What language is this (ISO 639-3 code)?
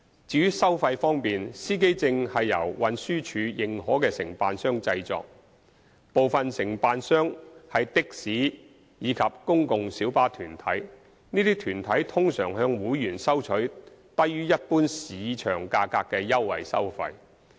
yue